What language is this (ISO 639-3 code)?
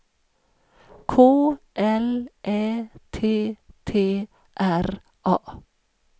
swe